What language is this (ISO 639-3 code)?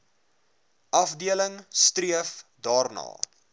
afr